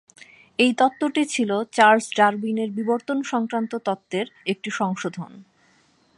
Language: Bangla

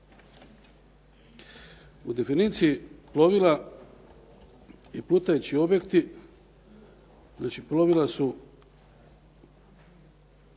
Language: Croatian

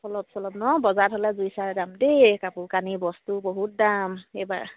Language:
Assamese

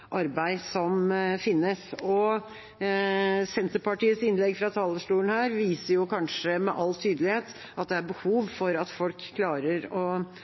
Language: Norwegian Bokmål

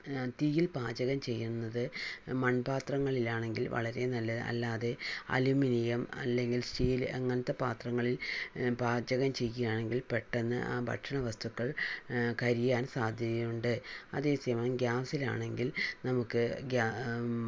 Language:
Malayalam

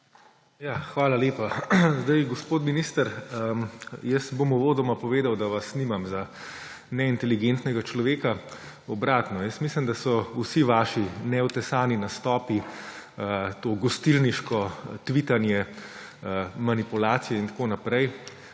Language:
Slovenian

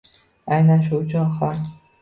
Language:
Uzbek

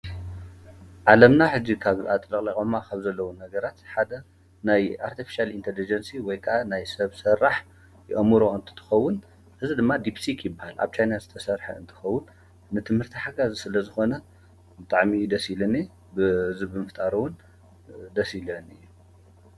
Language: Tigrinya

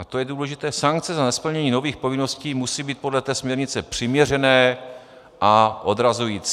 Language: Czech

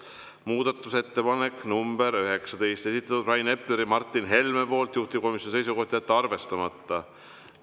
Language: Estonian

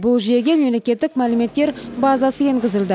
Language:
Kazakh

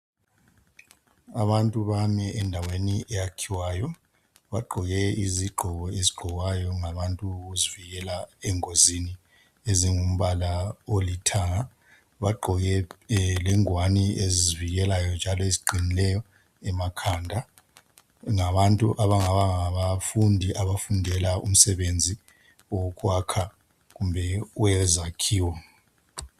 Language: North Ndebele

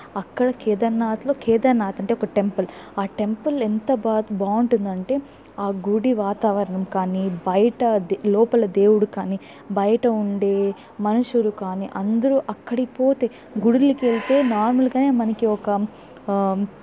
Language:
Telugu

